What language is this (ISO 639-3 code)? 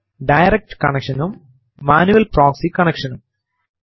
mal